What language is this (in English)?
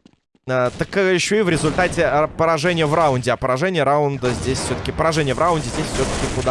Russian